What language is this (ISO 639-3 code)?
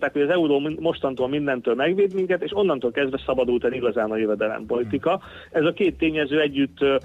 hun